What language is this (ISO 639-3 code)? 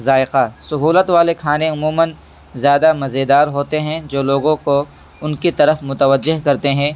urd